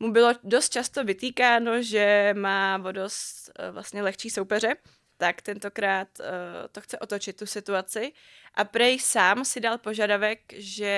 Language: Czech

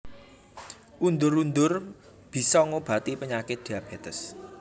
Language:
Javanese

